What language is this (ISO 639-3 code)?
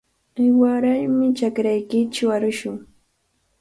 qvl